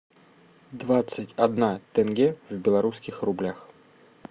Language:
Russian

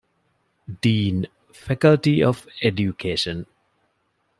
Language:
Divehi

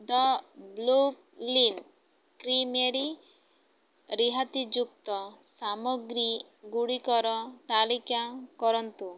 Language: Odia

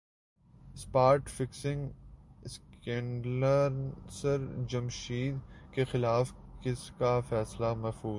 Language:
Urdu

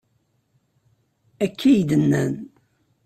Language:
Kabyle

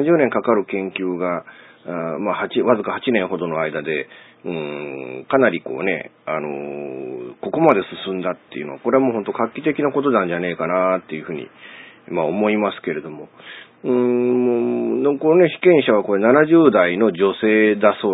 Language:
Japanese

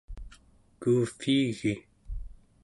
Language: Central Yupik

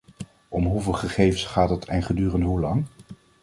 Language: Dutch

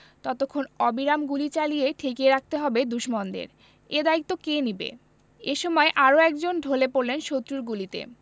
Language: Bangla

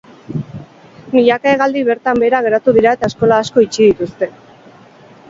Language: Basque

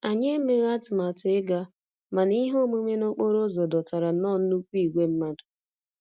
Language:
Igbo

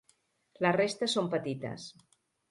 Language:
Catalan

